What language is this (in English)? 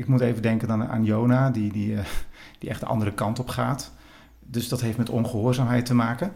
Dutch